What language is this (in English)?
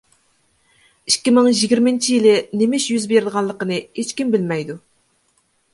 Uyghur